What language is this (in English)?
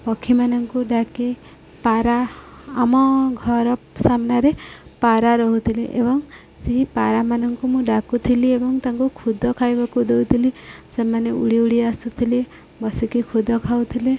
Odia